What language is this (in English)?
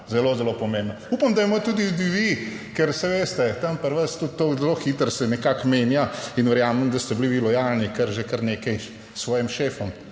Slovenian